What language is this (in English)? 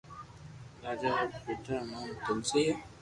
Loarki